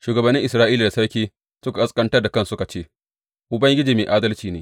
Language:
Hausa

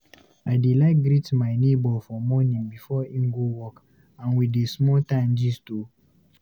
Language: Nigerian Pidgin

